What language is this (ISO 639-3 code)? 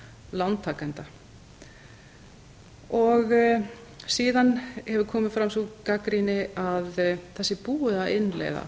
isl